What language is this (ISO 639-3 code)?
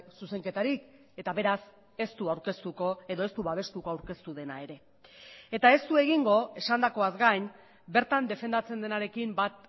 eus